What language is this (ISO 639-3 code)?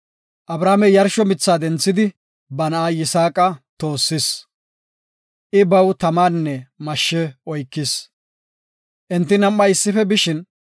gof